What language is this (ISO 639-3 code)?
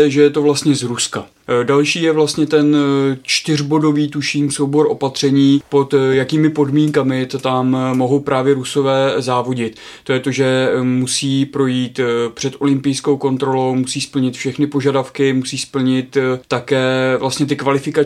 ces